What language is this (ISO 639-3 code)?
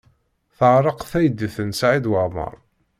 kab